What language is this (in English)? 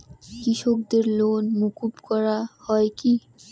Bangla